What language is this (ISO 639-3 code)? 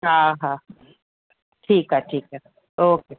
snd